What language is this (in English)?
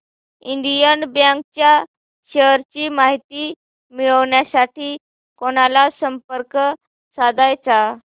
Marathi